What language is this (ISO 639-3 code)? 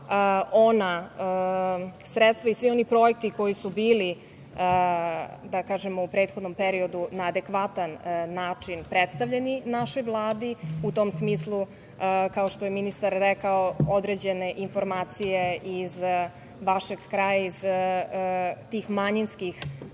srp